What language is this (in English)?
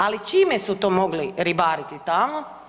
Croatian